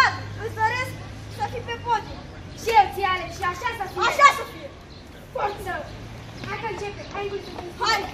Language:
Romanian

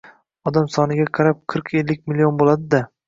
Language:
Uzbek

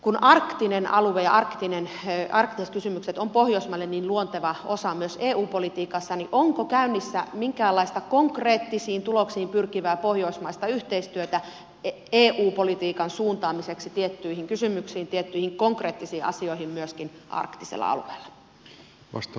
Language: Finnish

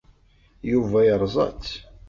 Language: Kabyle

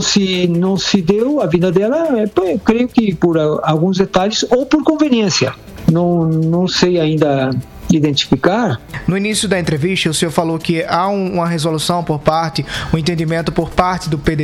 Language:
Portuguese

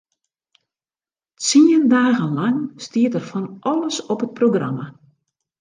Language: Western Frisian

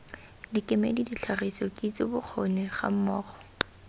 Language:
Tswana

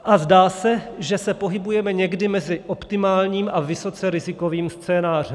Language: Czech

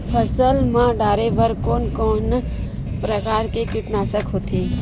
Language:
Chhattisgarhi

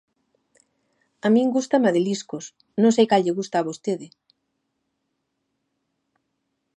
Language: Galician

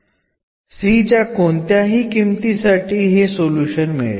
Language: Malayalam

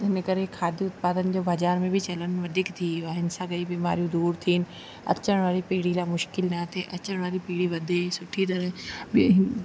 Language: Sindhi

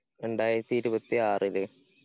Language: Malayalam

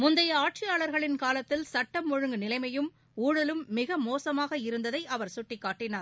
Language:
Tamil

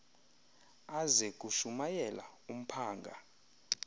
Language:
Xhosa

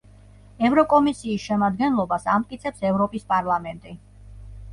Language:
Georgian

